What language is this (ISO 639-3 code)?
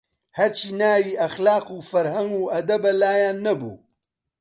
ckb